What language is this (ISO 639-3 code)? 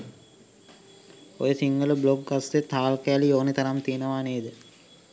sin